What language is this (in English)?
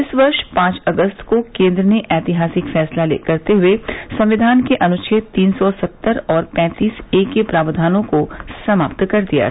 Hindi